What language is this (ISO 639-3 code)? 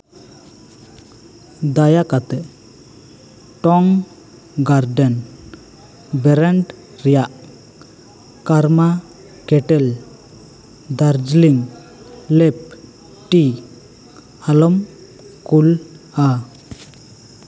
sat